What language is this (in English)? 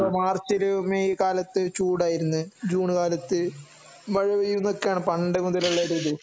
Malayalam